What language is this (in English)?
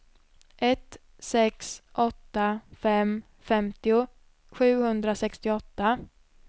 Swedish